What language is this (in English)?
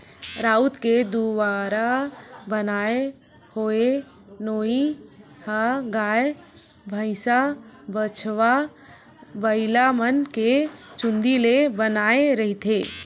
Chhattisgarhi